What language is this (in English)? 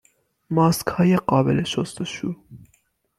Persian